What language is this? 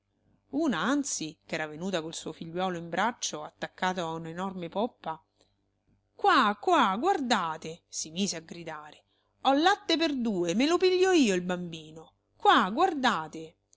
Italian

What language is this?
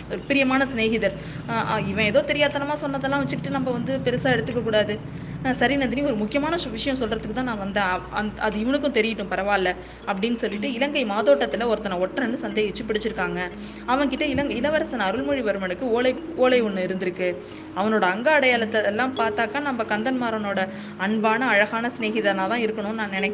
Tamil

